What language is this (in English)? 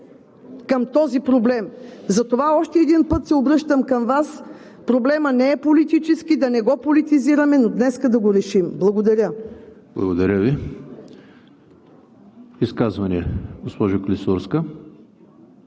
Bulgarian